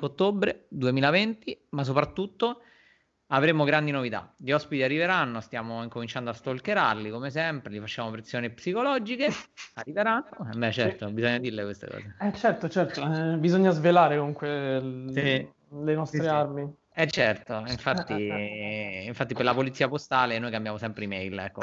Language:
Italian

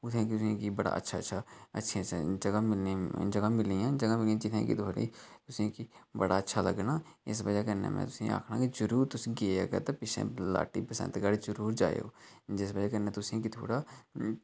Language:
Dogri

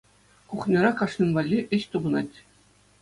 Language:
Chuvash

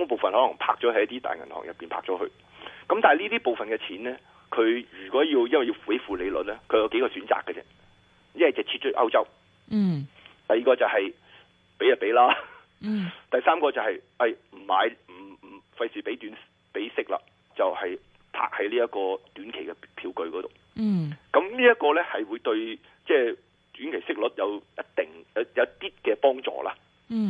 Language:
Chinese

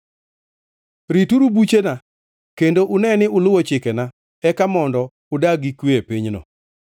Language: Luo (Kenya and Tanzania)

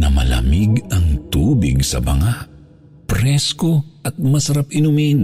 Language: Filipino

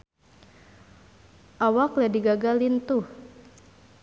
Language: Sundanese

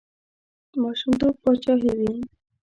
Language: Pashto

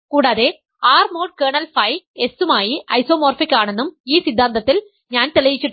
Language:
Malayalam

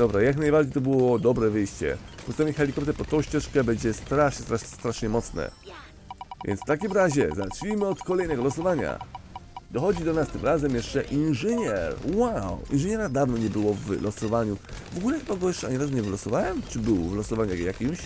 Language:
Polish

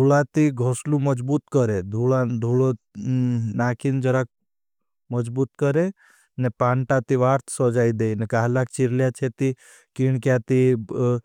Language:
Bhili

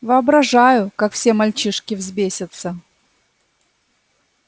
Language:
Russian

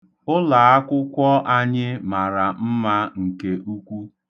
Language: Igbo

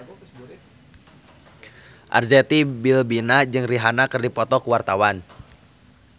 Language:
Sundanese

